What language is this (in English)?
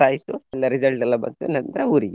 Kannada